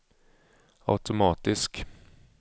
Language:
Swedish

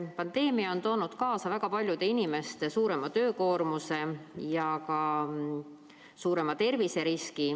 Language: Estonian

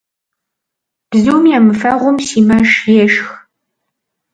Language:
Kabardian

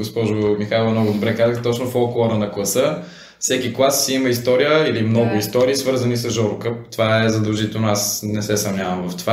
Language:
Bulgarian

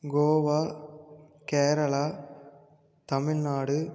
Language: Tamil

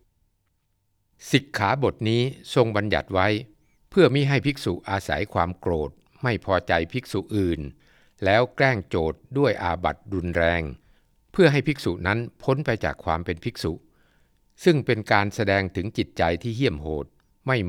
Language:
Thai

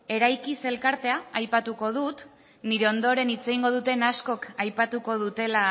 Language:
Basque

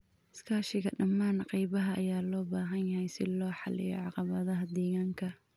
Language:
Somali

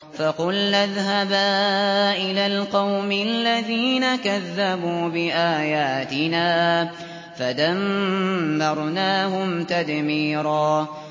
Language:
Arabic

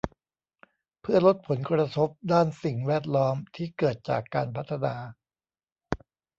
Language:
Thai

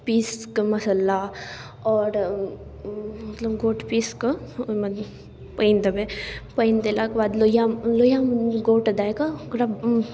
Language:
Maithili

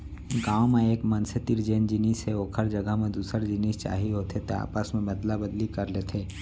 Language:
Chhattisgarhi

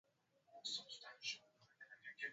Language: Swahili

